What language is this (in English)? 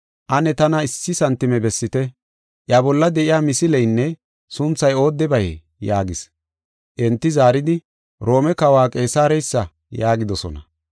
Gofa